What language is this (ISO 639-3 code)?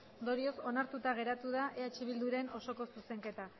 eus